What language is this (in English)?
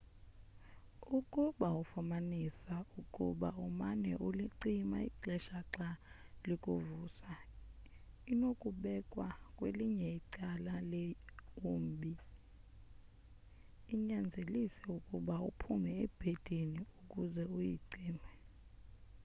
Xhosa